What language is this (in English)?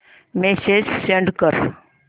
Marathi